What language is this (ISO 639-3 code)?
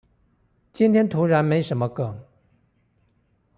zho